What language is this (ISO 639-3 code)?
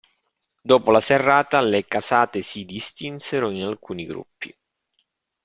ita